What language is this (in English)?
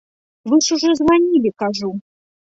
Belarusian